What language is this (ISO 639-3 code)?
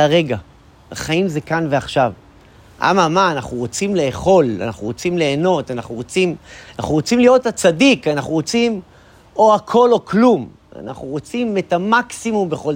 heb